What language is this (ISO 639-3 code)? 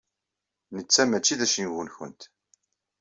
kab